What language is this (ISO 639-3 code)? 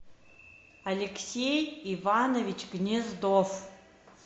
rus